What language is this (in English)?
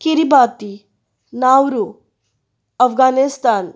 Konkani